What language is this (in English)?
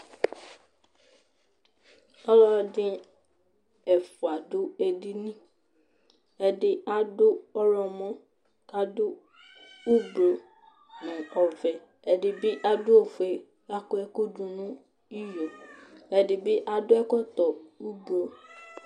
Ikposo